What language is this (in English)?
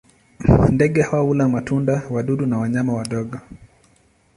Swahili